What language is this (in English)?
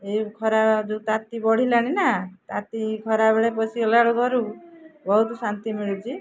Odia